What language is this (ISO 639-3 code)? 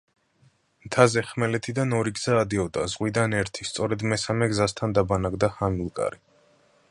kat